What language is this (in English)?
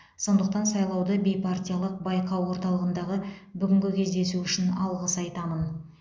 Kazakh